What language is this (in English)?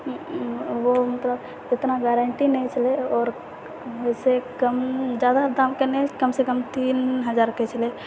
Maithili